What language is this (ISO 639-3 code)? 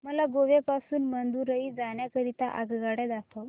mar